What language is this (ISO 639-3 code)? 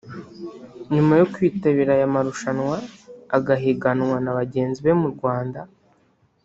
kin